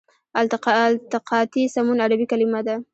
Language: Pashto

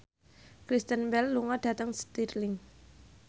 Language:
Javanese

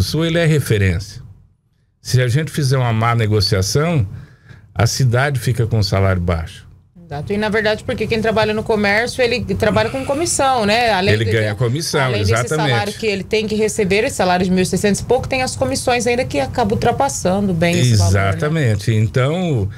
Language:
Portuguese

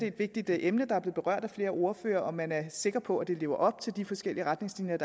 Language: Danish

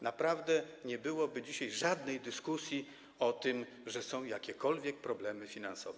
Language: Polish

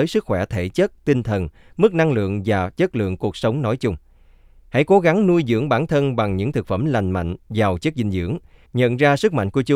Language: Vietnamese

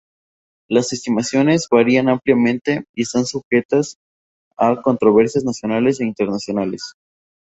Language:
Spanish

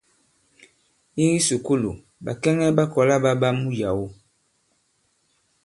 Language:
Bankon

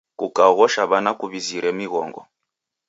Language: Taita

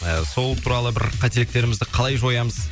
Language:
Kazakh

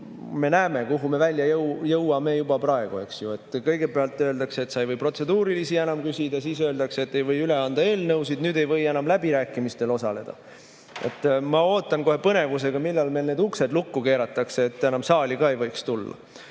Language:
Estonian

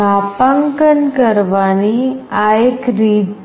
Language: Gujarati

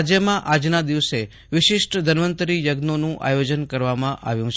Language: Gujarati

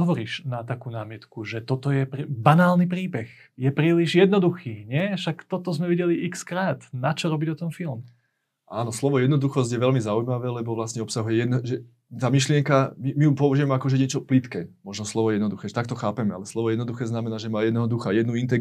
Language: Slovak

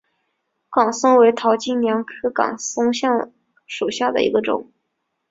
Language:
Chinese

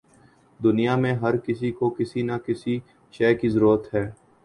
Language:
Urdu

